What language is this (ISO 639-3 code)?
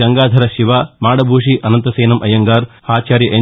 tel